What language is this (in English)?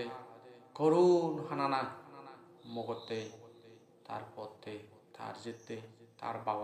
Indonesian